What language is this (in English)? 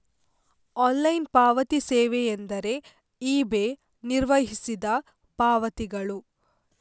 Kannada